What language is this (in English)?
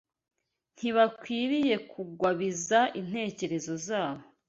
Kinyarwanda